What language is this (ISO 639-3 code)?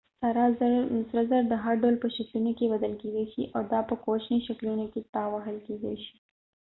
pus